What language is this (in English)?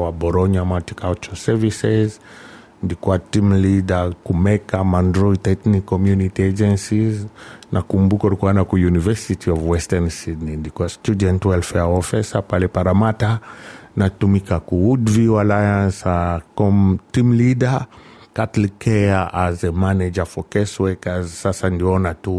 Swahili